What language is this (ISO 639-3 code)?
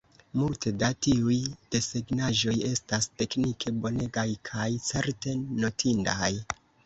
epo